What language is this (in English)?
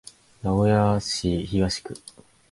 Japanese